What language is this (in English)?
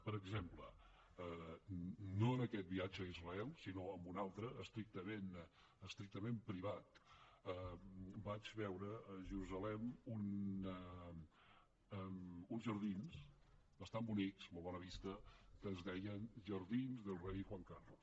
Catalan